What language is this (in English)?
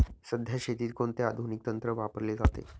Marathi